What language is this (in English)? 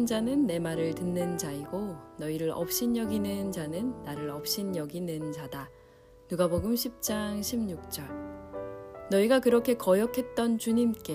Korean